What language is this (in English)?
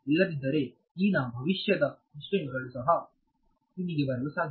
Kannada